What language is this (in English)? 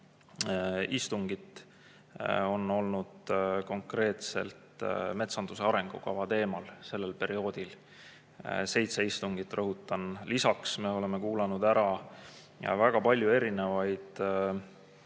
Estonian